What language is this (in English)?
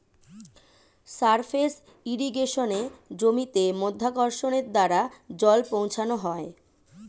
Bangla